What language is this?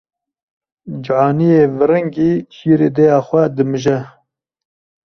Kurdish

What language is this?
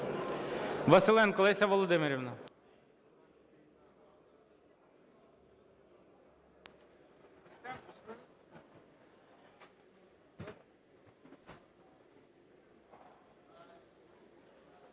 Ukrainian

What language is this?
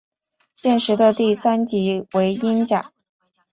Chinese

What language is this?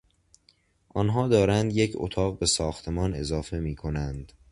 Persian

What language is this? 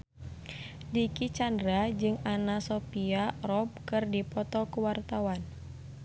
Sundanese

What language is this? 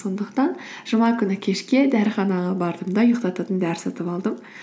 Kazakh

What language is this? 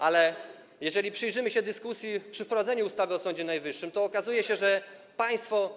Polish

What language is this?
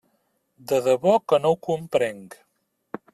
Catalan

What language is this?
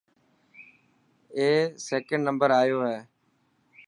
Dhatki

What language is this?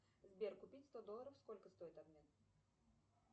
Russian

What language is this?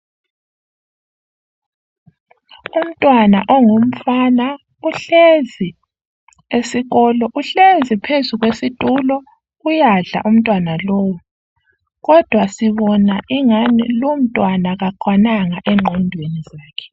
North Ndebele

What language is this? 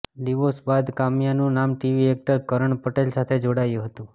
Gujarati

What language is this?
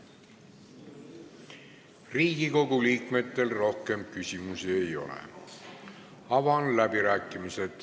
Estonian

